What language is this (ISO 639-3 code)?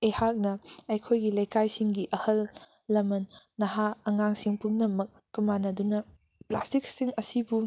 mni